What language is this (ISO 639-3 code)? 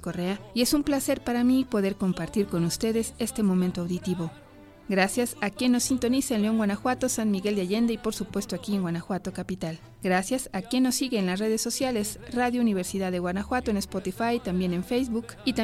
spa